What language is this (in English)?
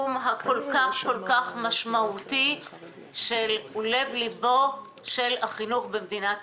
Hebrew